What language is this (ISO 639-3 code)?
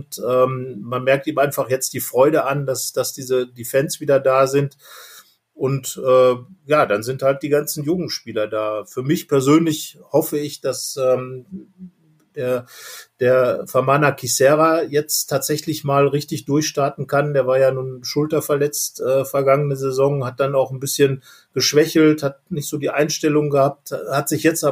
deu